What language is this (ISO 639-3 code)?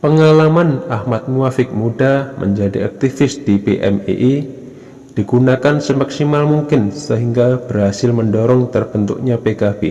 ind